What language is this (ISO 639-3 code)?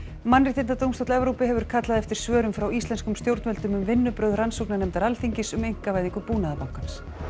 isl